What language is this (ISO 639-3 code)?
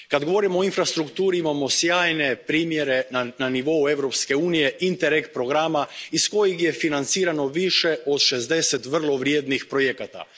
hrv